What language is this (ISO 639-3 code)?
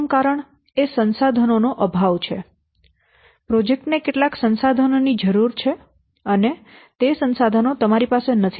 guj